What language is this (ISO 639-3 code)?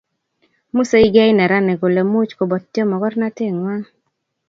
kln